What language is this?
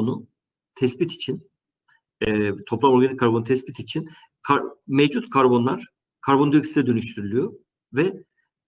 Turkish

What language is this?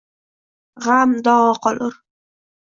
Uzbek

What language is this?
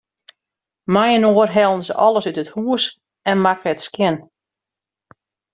Western Frisian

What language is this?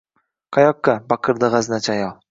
Uzbek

